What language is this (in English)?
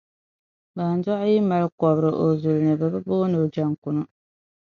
Dagbani